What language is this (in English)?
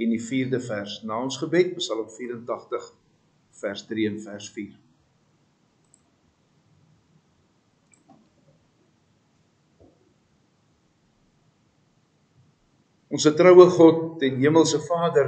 Dutch